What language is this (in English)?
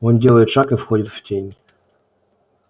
Russian